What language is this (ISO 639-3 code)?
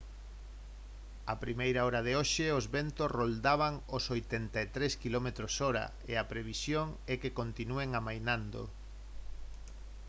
glg